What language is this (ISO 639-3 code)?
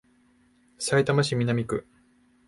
jpn